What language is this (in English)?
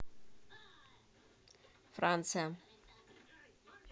Russian